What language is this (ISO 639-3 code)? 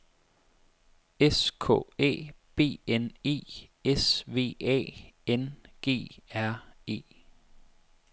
dan